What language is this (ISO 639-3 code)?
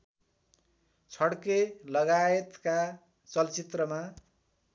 nep